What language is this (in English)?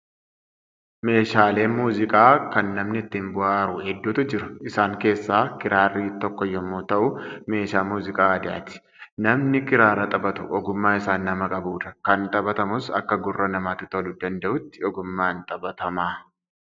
Oromo